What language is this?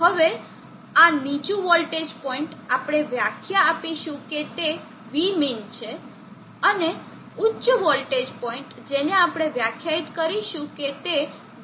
Gujarati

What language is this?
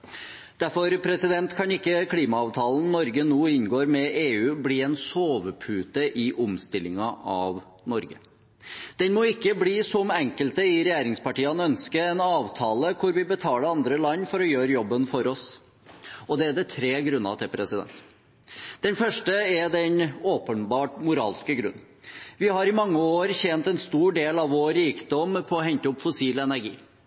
Norwegian Bokmål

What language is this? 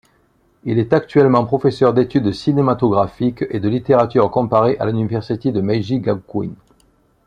French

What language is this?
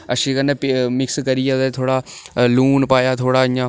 Dogri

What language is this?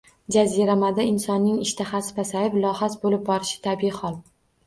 Uzbek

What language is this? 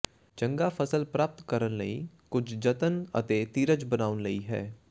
Punjabi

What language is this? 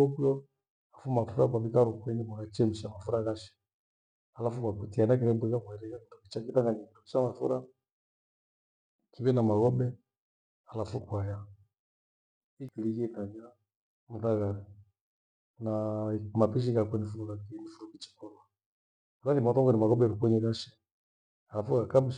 Gweno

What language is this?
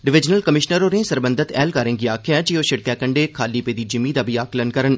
Dogri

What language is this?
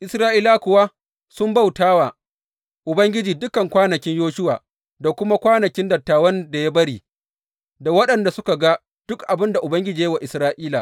Hausa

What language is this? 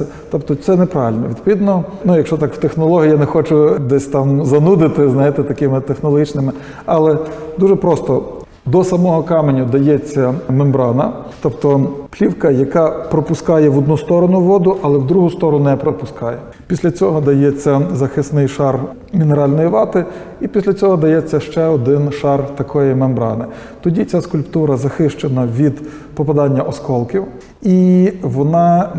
Ukrainian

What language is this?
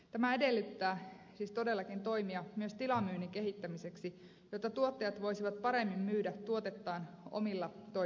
Finnish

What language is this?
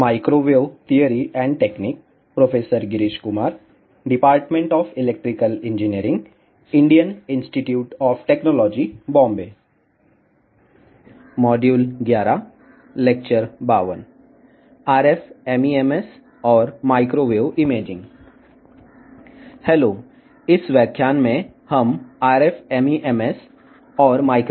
Telugu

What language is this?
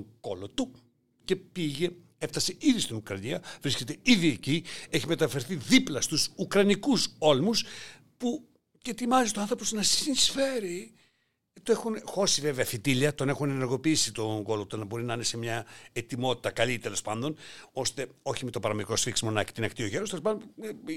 Greek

